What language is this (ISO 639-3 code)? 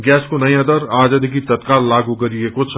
nep